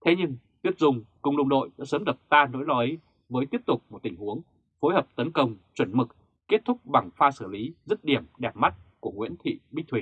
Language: Vietnamese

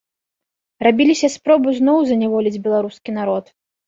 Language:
Belarusian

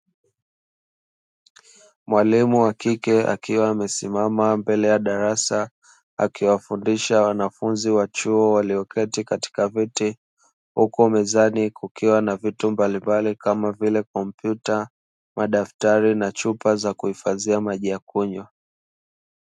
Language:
Swahili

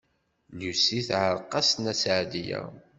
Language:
Kabyle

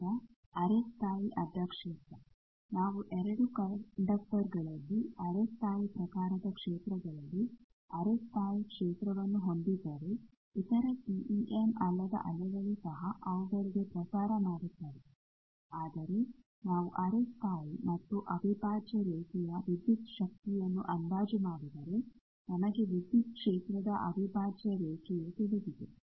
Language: Kannada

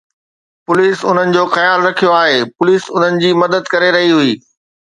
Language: Sindhi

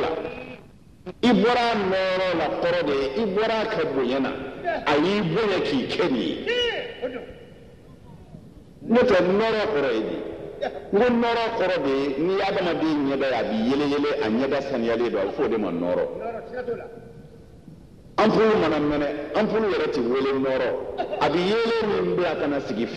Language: Indonesian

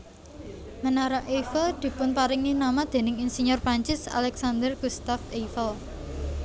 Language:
Javanese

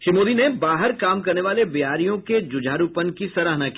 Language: Hindi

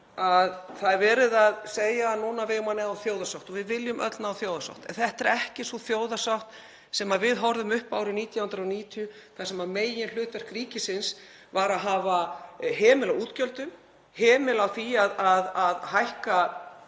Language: Icelandic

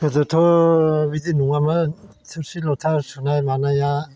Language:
Bodo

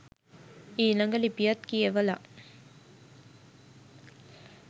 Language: Sinhala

